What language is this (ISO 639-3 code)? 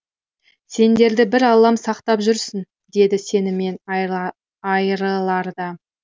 kaz